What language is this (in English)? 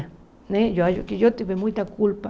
Portuguese